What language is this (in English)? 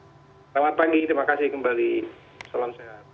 Indonesian